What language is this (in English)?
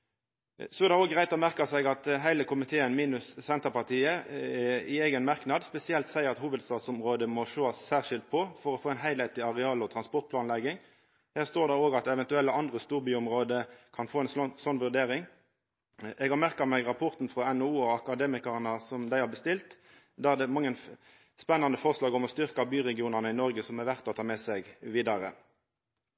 Norwegian Nynorsk